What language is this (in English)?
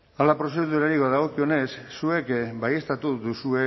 Basque